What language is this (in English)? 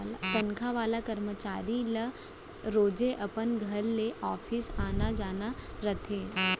Chhattisgarhi